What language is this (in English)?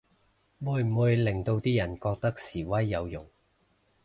Cantonese